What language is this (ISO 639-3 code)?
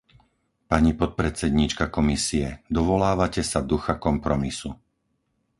slk